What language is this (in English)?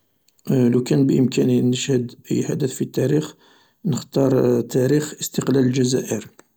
Algerian Arabic